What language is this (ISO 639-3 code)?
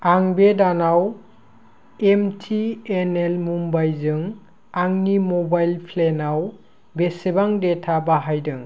brx